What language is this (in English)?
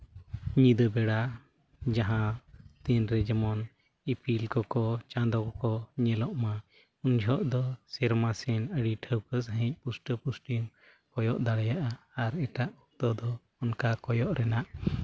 Santali